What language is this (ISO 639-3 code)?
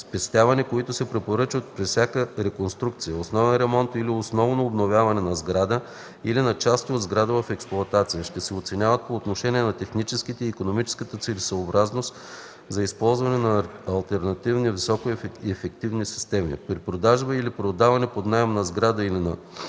bul